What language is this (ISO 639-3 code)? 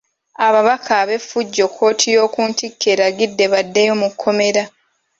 lug